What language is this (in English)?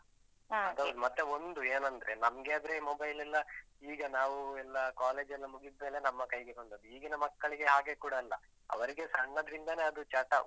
Kannada